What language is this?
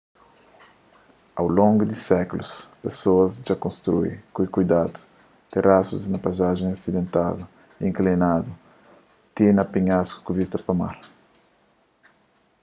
Kabuverdianu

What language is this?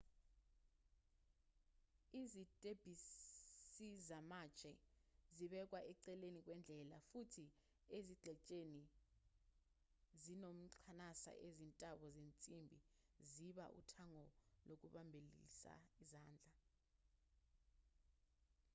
Zulu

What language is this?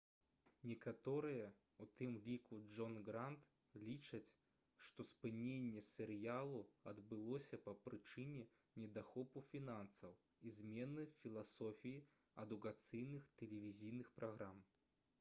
Belarusian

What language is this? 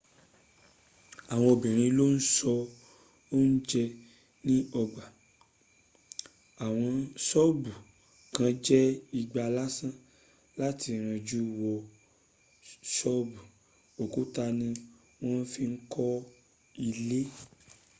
Yoruba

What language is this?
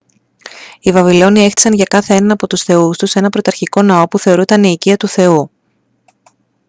Greek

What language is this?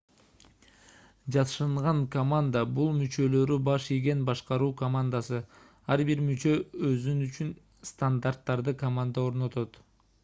Kyrgyz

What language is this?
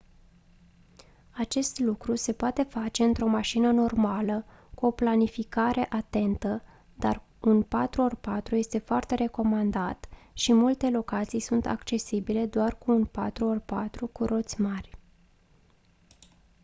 Romanian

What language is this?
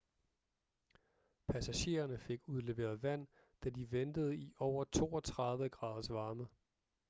Danish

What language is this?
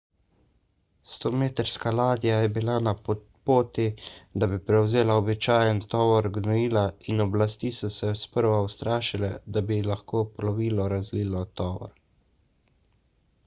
Slovenian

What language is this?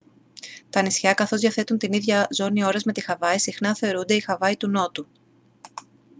Greek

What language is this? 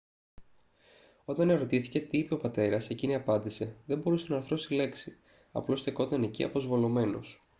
Greek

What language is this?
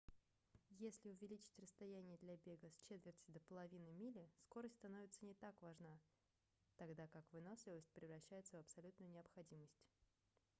Russian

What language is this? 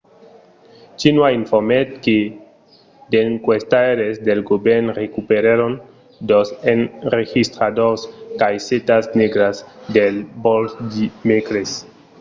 Occitan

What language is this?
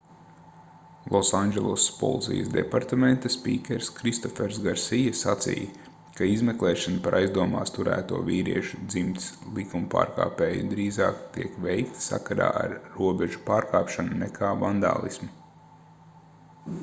Latvian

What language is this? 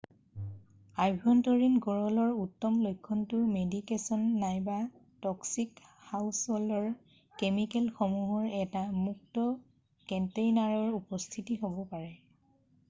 Assamese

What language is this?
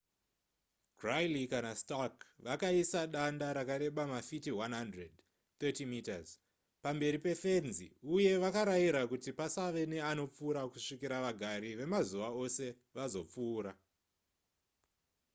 Shona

